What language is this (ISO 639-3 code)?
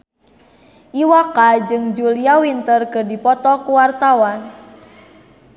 sun